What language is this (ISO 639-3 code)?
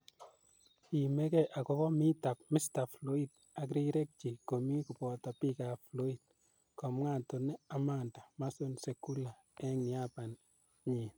kln